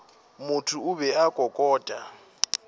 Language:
Northern Sotho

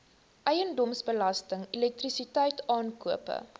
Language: Afrikaans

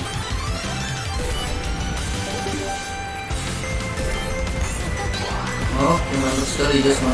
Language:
Indonesian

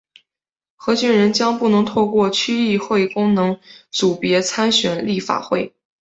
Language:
Chinese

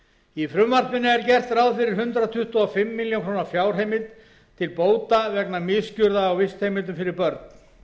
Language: Icelandic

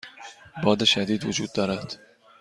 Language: Persian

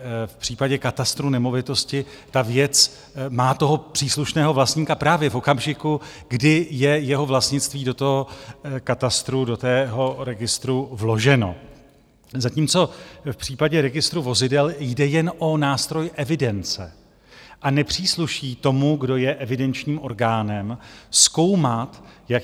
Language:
Czech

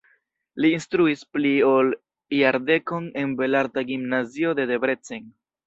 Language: Esperanto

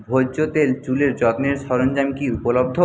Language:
Bangla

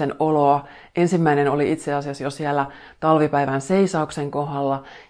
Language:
Finnish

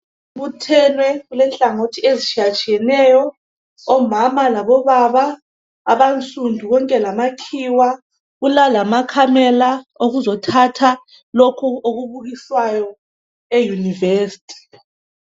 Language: North Ndebele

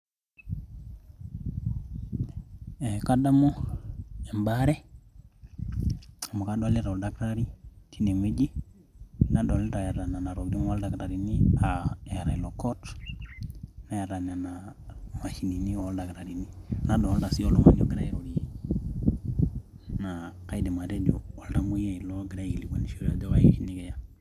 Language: Masai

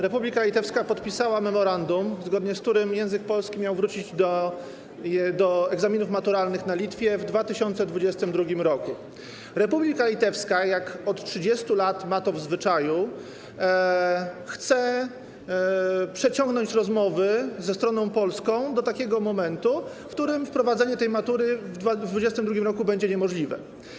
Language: Polish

